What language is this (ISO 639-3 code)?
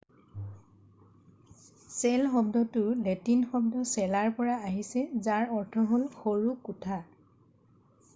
asm